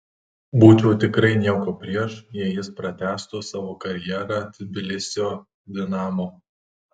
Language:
Lithuanian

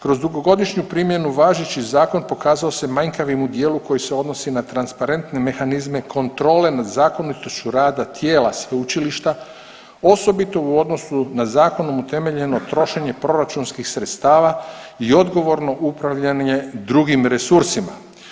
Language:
Croatian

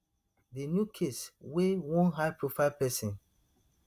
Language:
Nigerian Pidgin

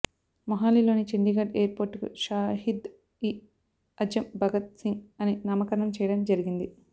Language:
Telugu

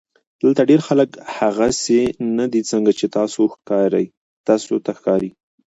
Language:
Pashto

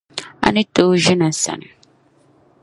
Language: Dagbani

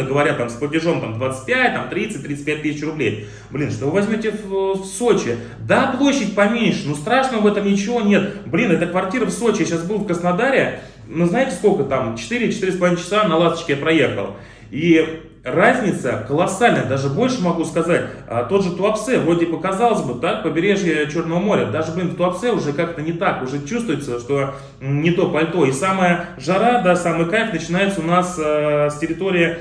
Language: Russian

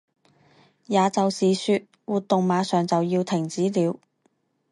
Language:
Chinese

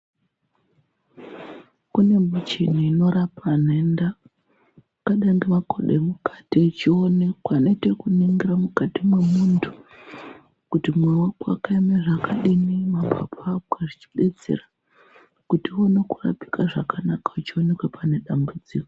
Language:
Ndau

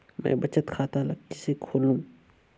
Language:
Chhattisgarhi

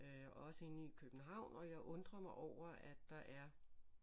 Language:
Danish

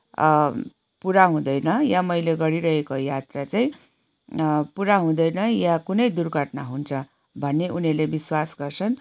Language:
Nepali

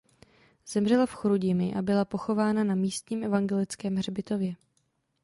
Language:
Czech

